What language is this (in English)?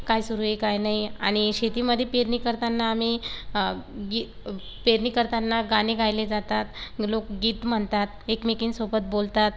Marathi